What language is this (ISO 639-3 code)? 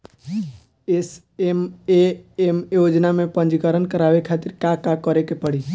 bho